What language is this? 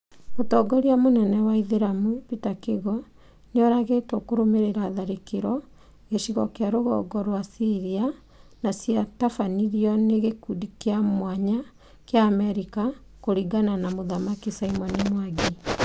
Kikuyu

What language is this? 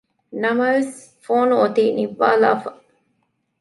Divehi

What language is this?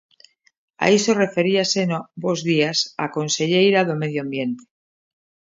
Galician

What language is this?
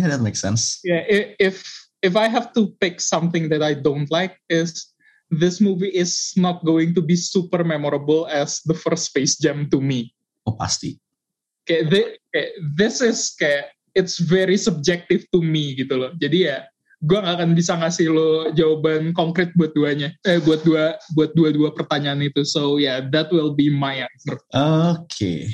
Indonesian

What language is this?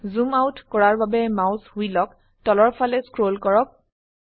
Assamese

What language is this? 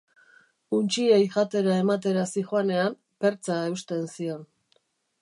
Basque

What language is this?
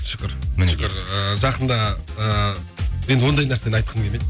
Kazakh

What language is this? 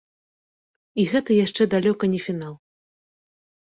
Belarusian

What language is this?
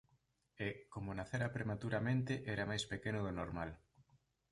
Galician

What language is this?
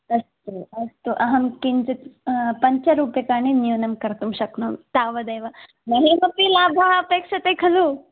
Sanskrit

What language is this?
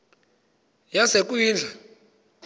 Xhosa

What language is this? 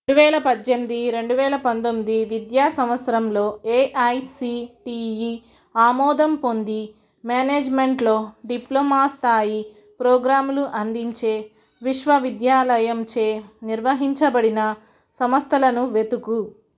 Telugu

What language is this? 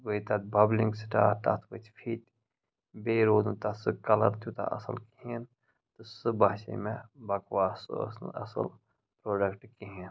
Kashmiri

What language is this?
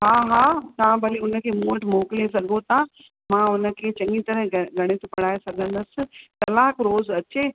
Sindhi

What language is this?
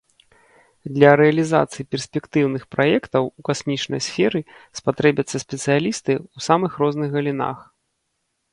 Belarusian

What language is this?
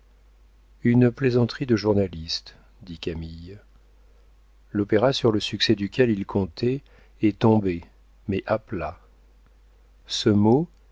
French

